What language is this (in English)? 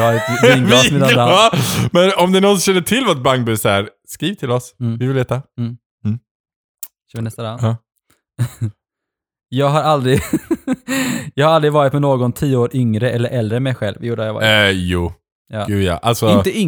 Swedish